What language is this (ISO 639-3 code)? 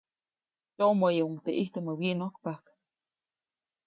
zoc